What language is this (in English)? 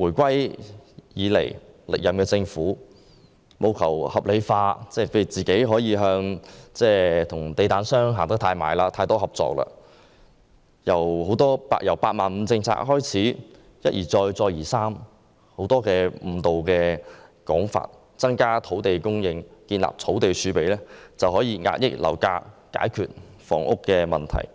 Cantonese